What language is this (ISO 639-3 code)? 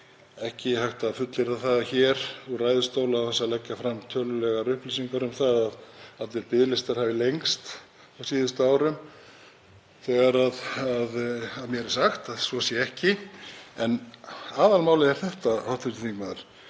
isl